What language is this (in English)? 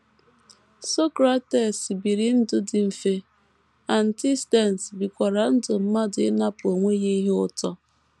Igbo